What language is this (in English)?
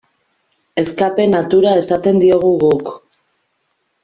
Basque